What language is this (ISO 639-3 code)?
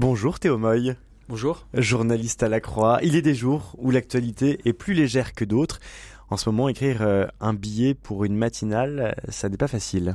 fra